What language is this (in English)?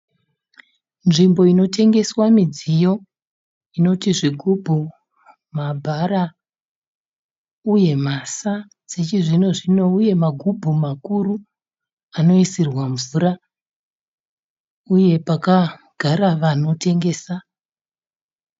Shona